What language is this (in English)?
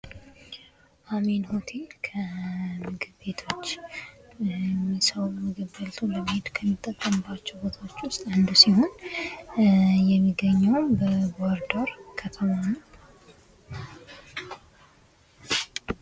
Amharic